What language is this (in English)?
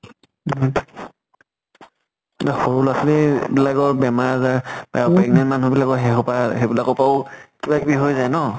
Assamese